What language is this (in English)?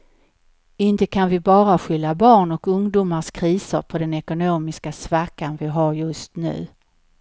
Swedish